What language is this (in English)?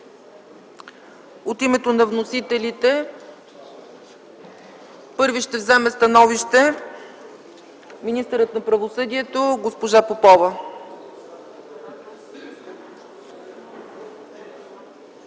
Bulgarian